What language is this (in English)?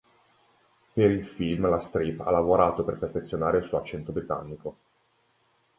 Italian